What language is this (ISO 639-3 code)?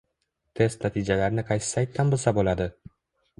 uzb